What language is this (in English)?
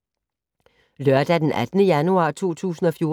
Danish